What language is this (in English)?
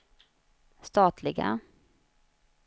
Swedish